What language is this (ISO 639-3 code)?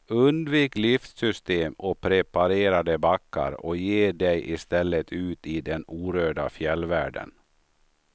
swe